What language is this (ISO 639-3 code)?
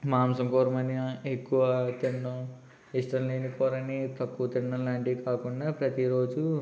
tel